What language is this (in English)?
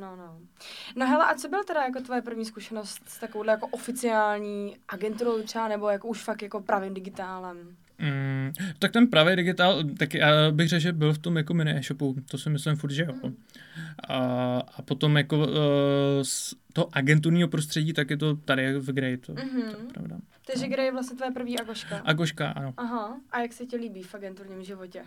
Czech